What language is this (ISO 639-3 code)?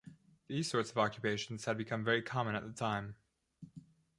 eng